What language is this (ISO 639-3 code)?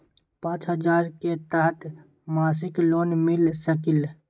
mag